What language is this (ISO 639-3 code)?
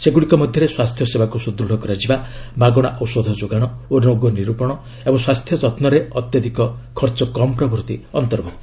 ori